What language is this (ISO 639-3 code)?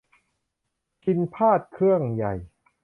tha